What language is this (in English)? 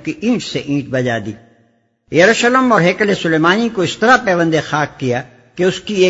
Urdu